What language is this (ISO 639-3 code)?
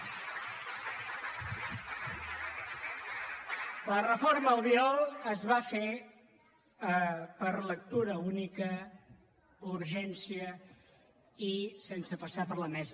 cat